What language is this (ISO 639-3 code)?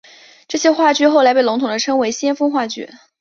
zho